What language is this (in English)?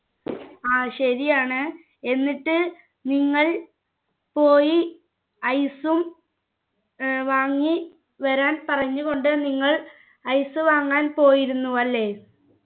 Malayalam